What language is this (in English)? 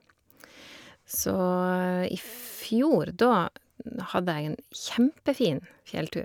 Norwegian